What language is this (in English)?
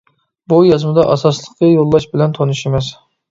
Uyghur